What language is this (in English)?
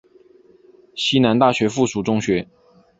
Chinese